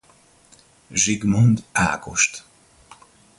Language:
Hungarian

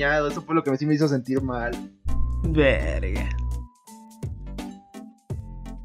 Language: Spanish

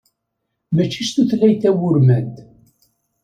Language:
Kabyle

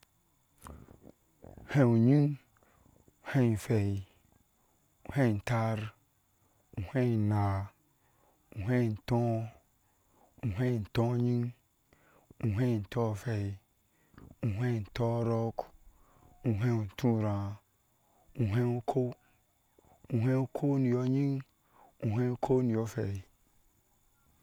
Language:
Ashe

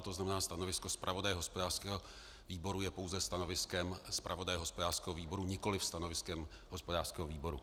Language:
Czech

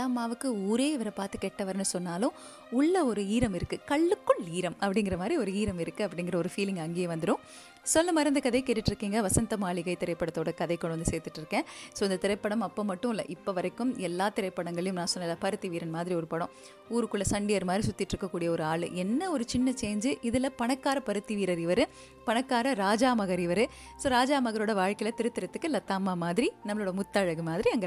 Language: Tamil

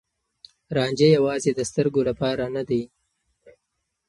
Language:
Pashto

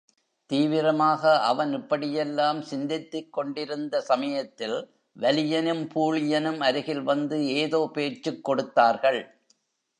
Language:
Tamil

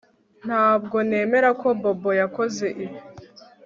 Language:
Kinyarwanda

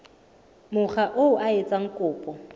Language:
Southern Sotho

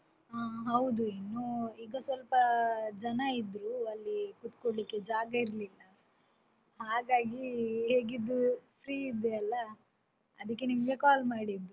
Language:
Kannada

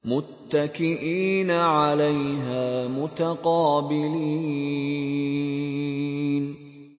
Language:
Arabic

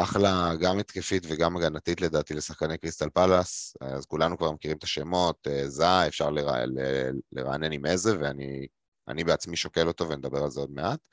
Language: Hebrew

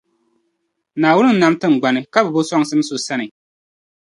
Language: Dagbani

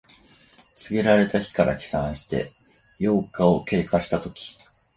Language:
Japanese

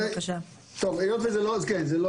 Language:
Hebrew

